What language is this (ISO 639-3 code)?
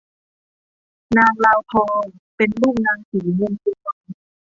tha